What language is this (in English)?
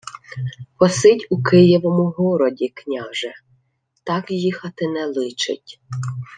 Ukrainian